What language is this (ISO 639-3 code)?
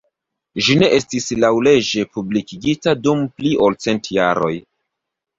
epo